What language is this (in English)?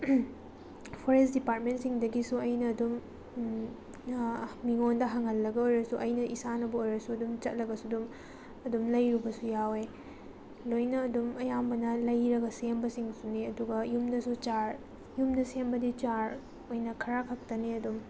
Manipuri